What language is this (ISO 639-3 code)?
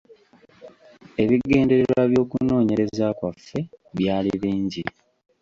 lug